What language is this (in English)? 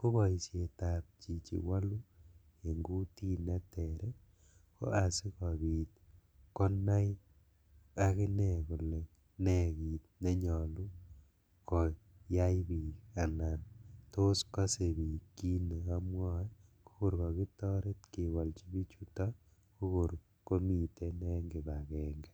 Kalenjin